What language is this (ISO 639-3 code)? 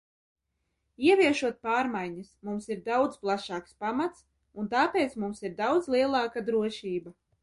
lav